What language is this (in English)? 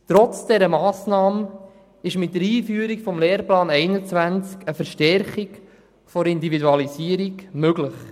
Swiss German